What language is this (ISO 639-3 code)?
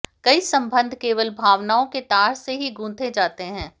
hin